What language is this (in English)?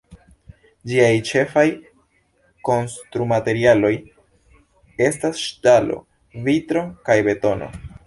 Esperanto